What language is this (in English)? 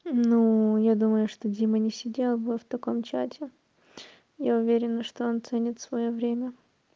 Russian